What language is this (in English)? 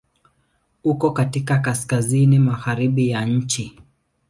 Swahili